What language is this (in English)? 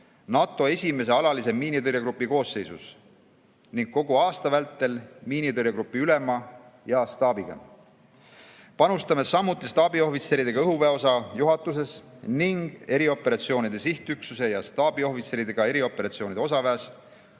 Estonian